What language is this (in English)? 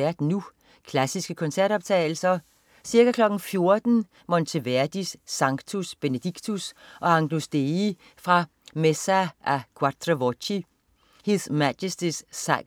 Danish